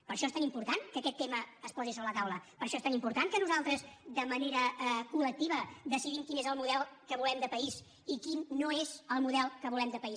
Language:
Catalan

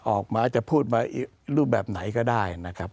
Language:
Thai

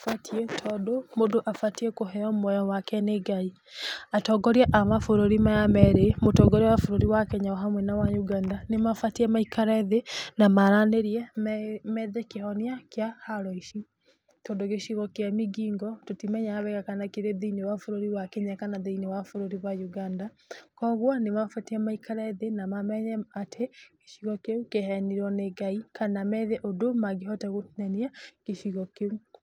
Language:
Kikuyu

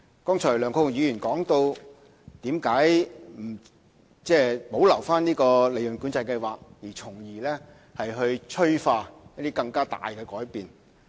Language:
Cantonese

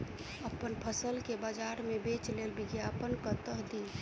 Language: Maithili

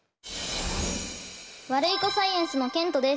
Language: Japanese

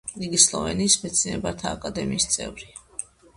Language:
Georgian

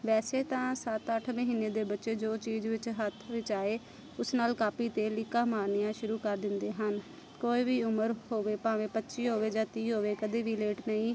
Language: Punjabi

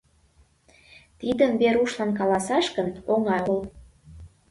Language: Mari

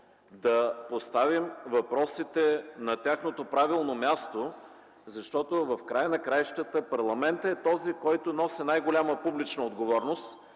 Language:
Bulgarian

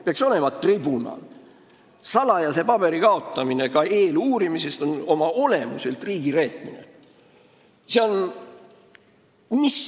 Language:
Estonian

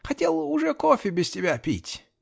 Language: Russian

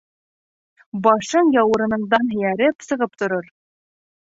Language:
Bashkir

